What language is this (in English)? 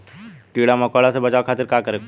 Bhojpuri